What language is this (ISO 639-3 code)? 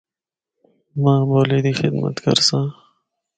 hno